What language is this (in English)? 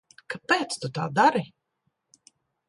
Latvian